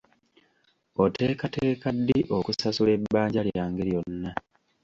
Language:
Ganda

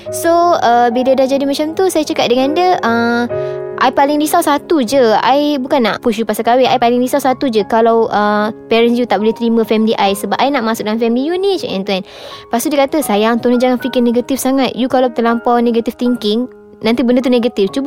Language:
Malay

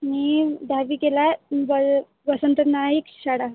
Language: Marathi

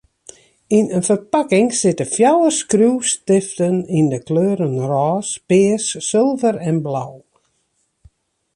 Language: Western Frisian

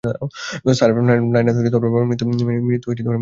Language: Bangla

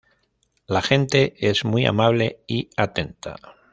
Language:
Spanish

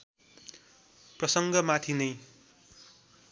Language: Nepali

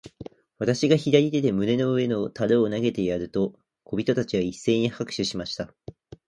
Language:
Japanese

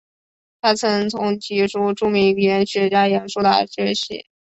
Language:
Chinese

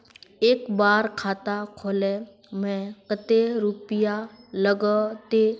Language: Magahi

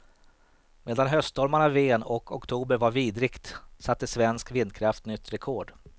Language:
Swedish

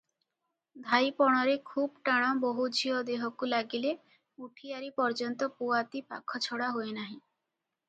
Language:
Odia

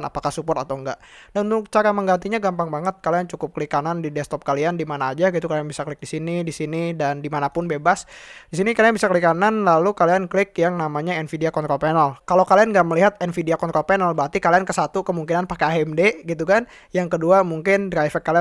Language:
Indonesian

